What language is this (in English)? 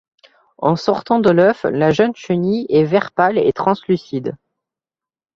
French